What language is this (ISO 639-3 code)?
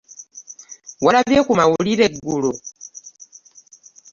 lug